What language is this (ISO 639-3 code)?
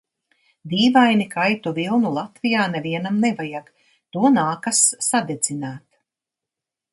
lav